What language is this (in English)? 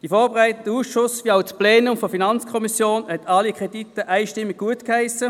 Swiss German